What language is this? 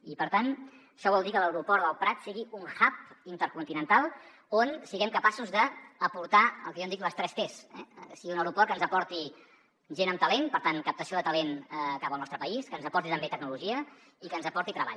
Catalan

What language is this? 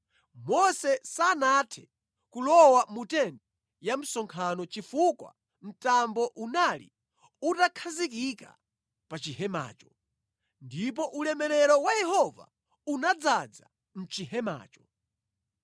Nyanja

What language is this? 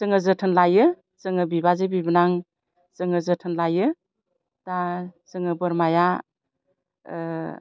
Bodo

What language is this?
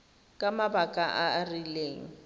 Tswana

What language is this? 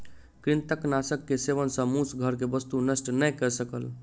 Maithili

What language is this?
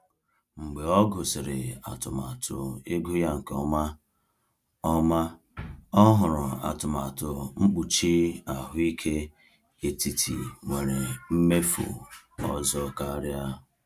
Igbo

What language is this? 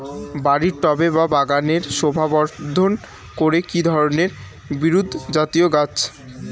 Bangla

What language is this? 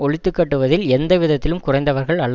Tamil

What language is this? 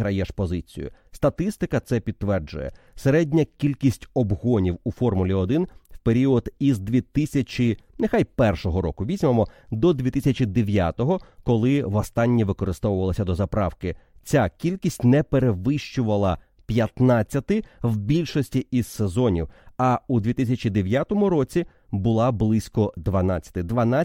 Ukrainian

